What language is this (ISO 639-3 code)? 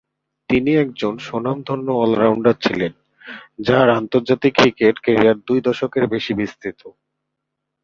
ben